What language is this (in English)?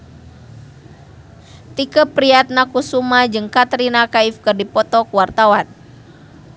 Sundanese